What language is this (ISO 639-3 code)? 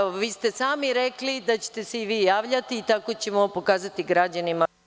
srp